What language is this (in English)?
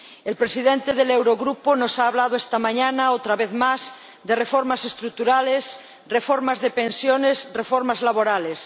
Spanish